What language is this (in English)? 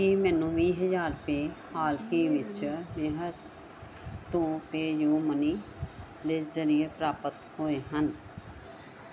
Punjabi